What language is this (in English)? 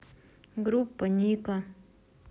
Russian